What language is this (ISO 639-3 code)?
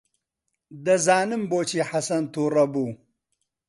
ckb